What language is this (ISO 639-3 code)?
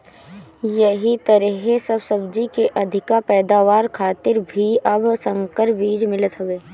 bho